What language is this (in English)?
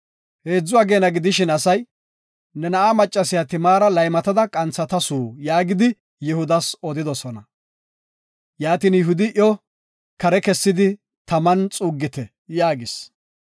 Gofa